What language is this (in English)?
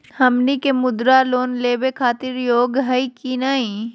Magahi